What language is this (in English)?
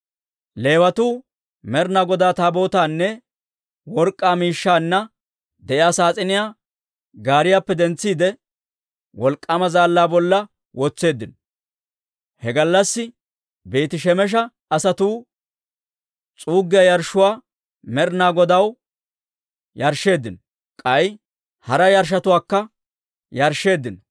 Dawro